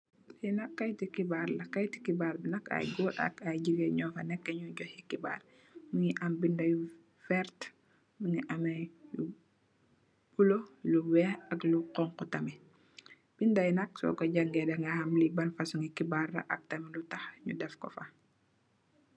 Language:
Wolof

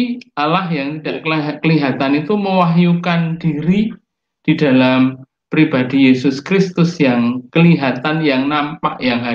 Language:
Indonesian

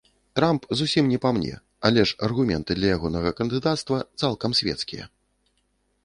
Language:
Belarusian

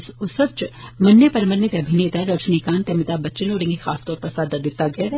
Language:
Dogri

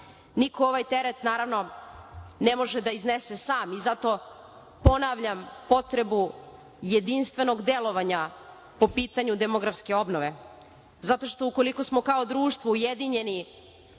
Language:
Serbian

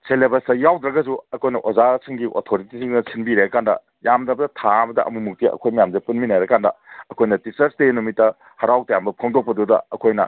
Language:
Manipuri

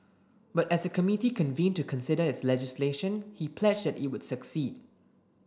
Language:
English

